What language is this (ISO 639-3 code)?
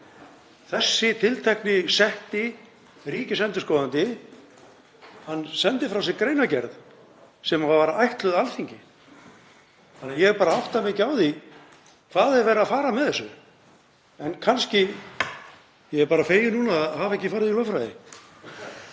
isl